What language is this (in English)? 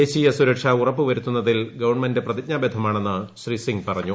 Malayalam